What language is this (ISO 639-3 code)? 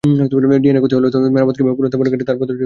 ben